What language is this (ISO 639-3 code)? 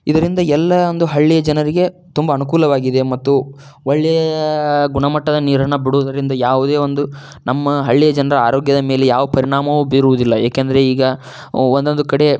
kan